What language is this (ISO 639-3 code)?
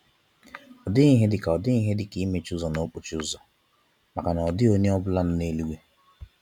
ibo